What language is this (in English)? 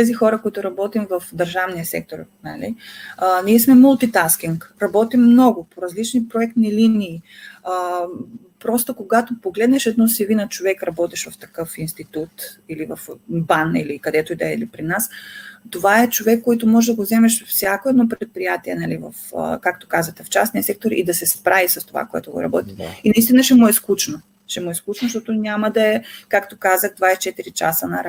Bulgarian